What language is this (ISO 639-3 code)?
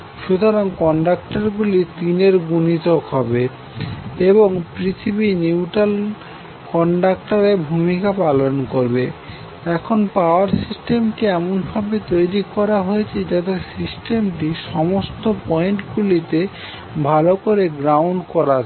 ben